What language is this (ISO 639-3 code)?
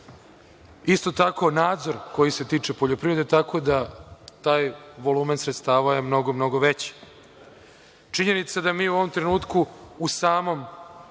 srp